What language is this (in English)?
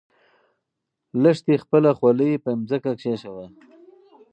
Pashto